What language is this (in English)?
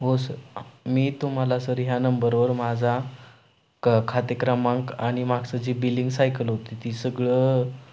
Marathi